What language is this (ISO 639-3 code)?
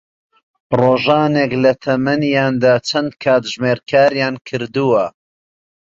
ckb